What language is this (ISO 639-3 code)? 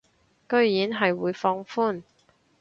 yue